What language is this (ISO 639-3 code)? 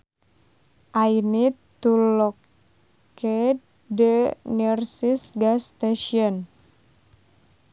sun